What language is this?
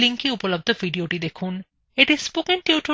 Bangla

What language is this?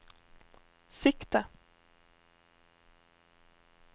Norwegian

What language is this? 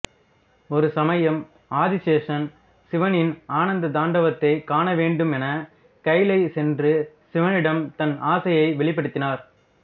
Tamil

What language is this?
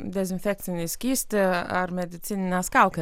Lithuanian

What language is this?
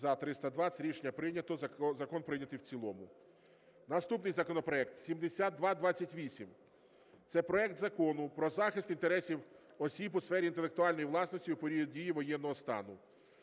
Ukrainian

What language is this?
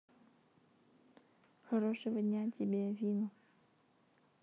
Russian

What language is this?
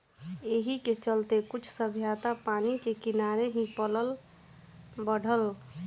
Bhojpuri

